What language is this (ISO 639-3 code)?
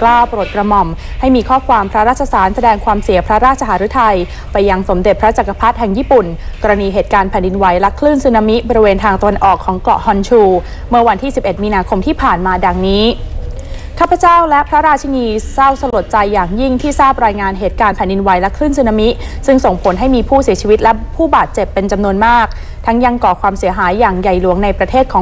tha